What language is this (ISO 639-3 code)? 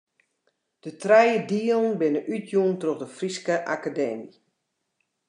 fry